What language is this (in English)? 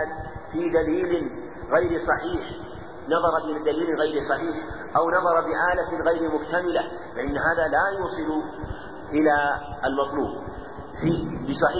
Arabic